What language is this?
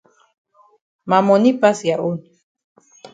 Cameroon Pidgin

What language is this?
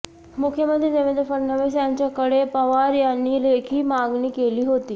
Marathi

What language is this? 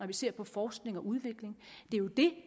Danish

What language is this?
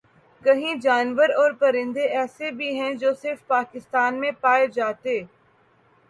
Urdu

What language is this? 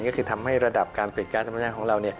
Thai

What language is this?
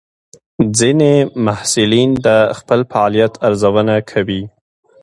Pashto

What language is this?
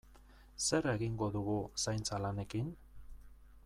Basque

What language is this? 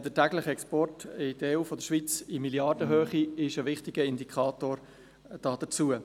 Swiss German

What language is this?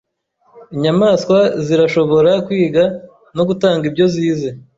Kinyarwanda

